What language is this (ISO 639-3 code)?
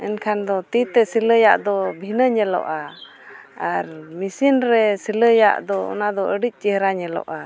sat